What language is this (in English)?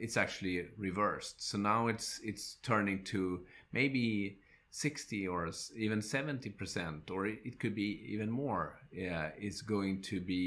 English